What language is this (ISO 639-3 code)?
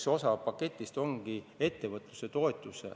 est